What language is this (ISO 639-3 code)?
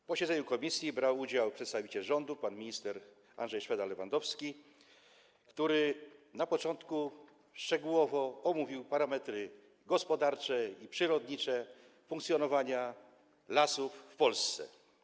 pol